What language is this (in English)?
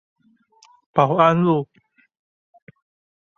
Chinese